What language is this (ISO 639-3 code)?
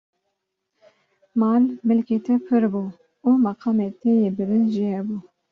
kur